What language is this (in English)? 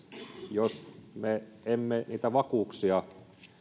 Finnish